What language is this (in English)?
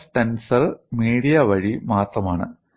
Malayalam